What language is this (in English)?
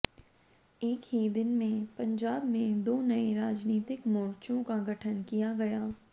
Hindi